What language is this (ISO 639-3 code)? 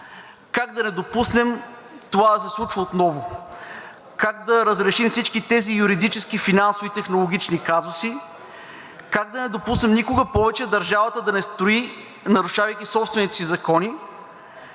bul